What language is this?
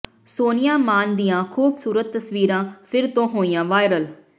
Punjabi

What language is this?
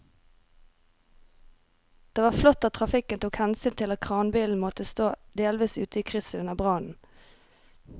Norwegian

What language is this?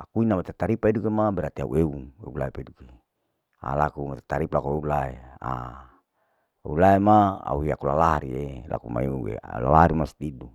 Larike-Wakasihu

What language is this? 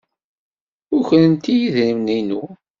Kabyle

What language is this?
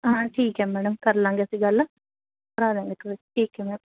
Punjabi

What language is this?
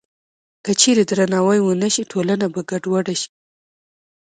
Pashto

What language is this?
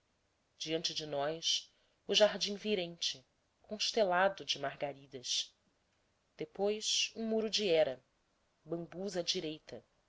Portuguese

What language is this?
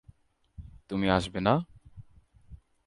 Bangla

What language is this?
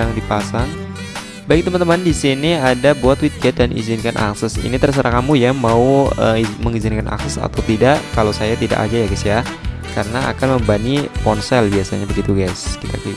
Indonesian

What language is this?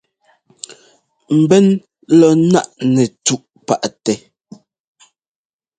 Ngomba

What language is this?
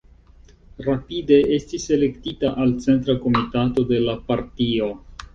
Esperanto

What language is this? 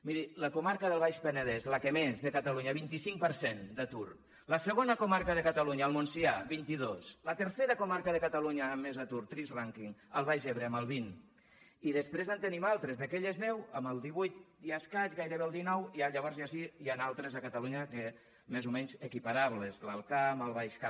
Catalan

